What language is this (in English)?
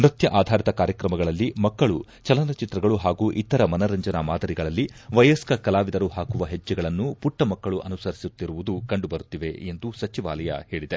Kannada